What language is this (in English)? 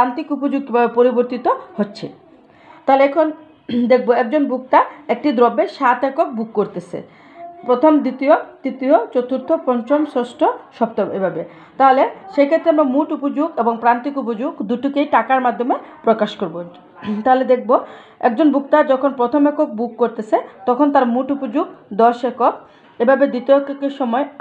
Hindi